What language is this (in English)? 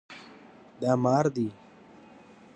Pashto